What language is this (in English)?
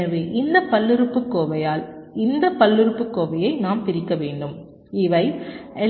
Tamil